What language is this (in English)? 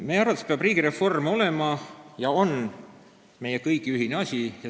Estonian